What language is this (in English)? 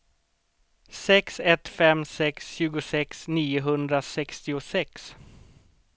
Swedish